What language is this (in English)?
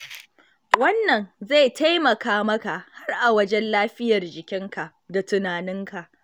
Hausa